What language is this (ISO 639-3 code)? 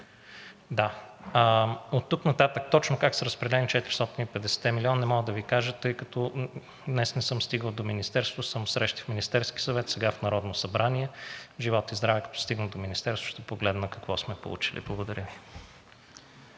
bul